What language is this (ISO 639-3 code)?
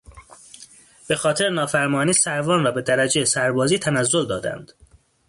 fas